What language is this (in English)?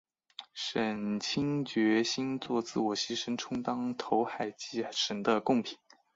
Chinese